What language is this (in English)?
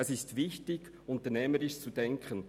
Swiss German